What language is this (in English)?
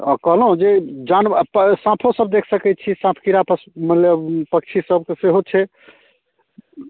Maithili